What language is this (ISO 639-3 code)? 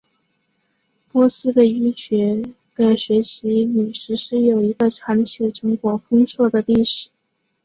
zho